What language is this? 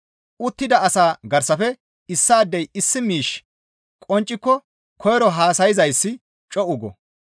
Gamo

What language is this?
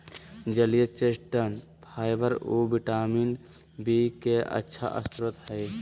Magahi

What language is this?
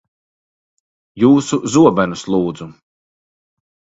Latvian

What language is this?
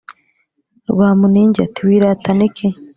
Kinyarwanda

